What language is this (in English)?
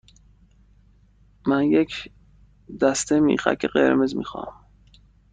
Persian